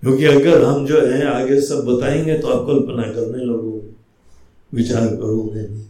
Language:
Hindi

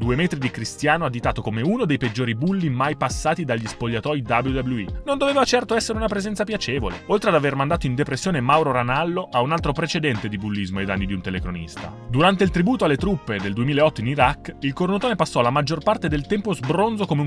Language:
Italian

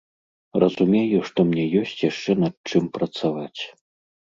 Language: Belarusian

